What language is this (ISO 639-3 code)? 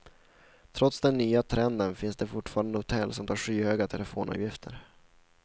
swe